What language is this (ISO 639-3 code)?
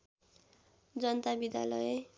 nep